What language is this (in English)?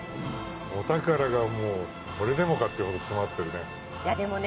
Japanese